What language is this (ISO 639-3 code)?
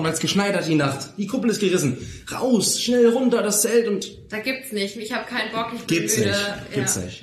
deu